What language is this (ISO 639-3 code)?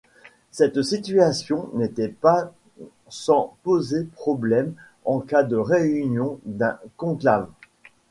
fra